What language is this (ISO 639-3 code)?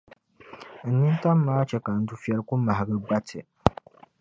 dag